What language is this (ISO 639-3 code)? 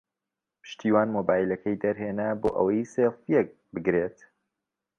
ckb